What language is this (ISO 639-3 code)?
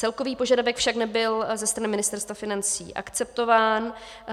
ces